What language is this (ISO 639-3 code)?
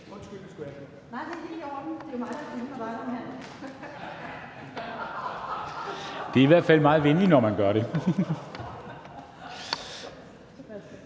dan